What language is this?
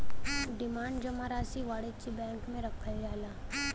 Bhojpuri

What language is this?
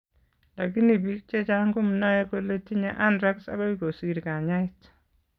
Kalenjin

